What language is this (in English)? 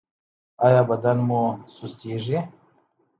Pashto